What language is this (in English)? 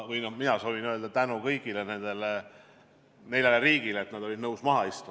Estonian